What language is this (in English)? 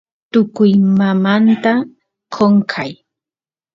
Santiago del Estero Quichua